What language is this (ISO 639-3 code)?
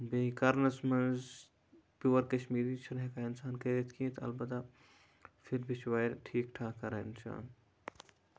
kas